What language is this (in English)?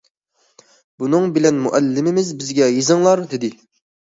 Uyghur